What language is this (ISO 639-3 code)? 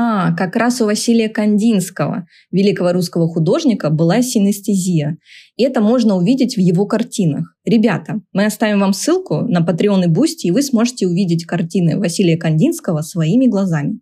rus